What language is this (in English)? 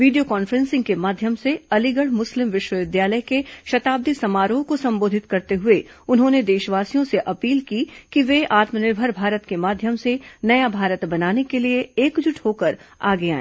Hindi